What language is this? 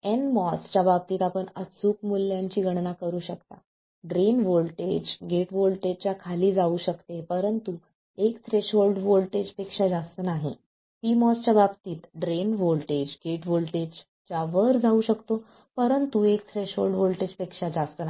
Marathi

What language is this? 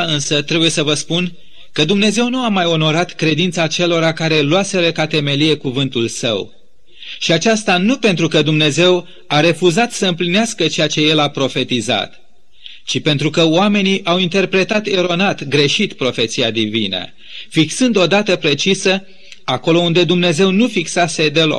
Romanian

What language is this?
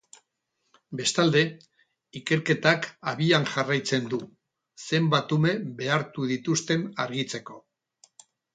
Basque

